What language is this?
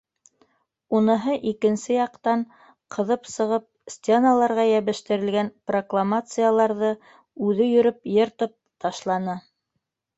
Bashkir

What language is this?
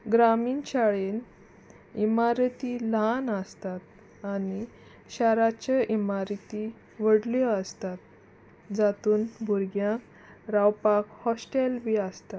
Konkani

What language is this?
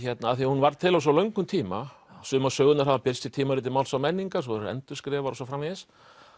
Icelandic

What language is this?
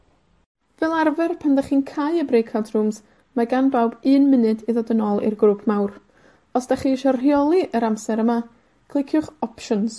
Welsh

